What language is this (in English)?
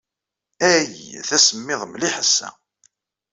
Kabyle